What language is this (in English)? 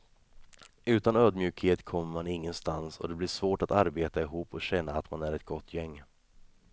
Swedish